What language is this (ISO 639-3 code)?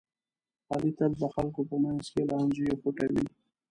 pus